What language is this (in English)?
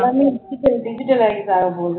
Tamil